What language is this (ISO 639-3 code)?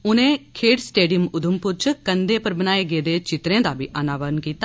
doi